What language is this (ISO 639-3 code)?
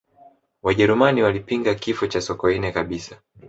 swa